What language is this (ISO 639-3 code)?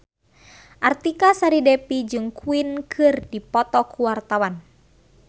sun